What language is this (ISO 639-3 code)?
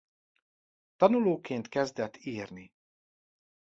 hun